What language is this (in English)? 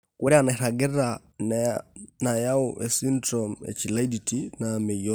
Masai